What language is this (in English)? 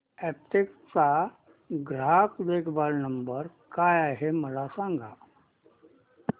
Marathi